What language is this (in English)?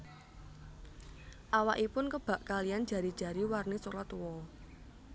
Javanese